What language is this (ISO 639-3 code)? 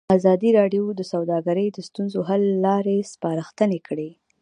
pus